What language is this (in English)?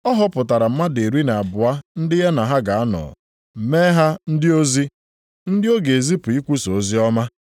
Igbo